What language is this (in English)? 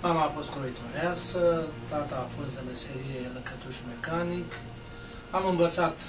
Romanian